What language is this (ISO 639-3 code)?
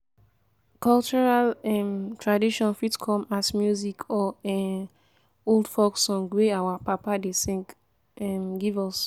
pcm